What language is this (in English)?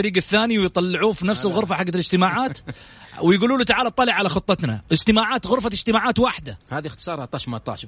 Arabic